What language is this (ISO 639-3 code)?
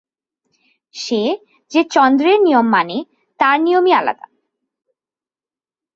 ben